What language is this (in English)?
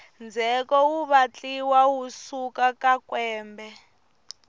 Tsonga